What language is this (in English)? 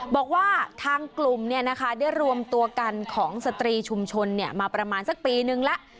Thai